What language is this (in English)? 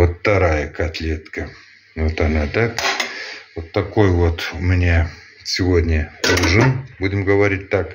Russian